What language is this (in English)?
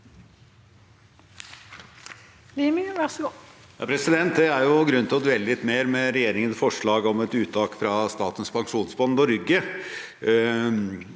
Norwegian